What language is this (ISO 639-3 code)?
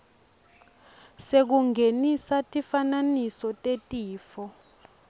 ssw